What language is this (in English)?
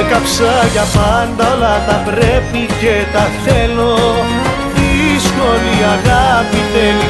Greek